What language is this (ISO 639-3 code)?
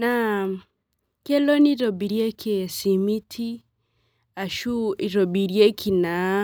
mas